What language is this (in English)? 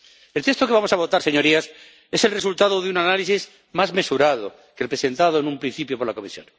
Spanish